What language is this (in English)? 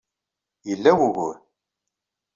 Kabyle